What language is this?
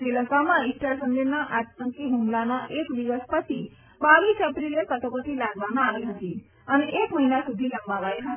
Gujarati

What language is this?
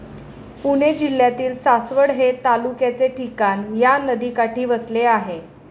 Marathi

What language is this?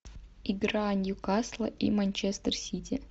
Russian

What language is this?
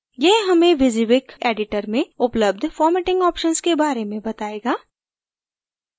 Hindi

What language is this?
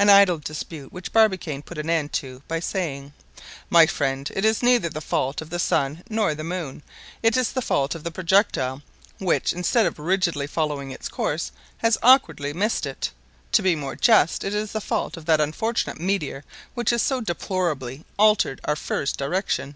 English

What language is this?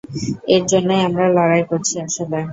Bangla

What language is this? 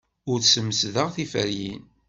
Kabyle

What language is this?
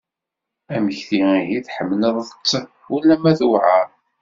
Kabyle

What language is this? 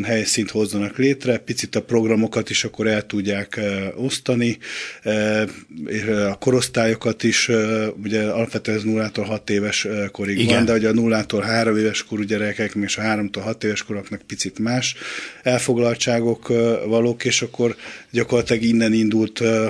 Hungarian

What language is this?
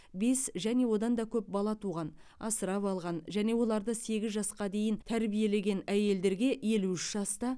Kazakh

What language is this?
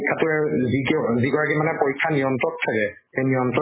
Assamese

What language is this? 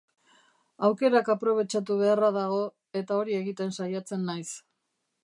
Basque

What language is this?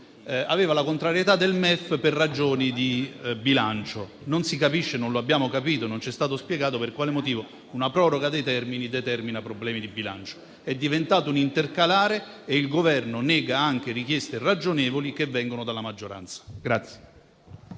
Italian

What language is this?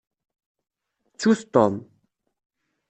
Kabyle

